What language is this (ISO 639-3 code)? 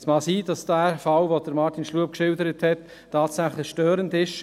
gsw